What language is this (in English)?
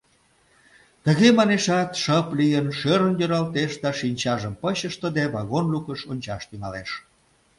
Mari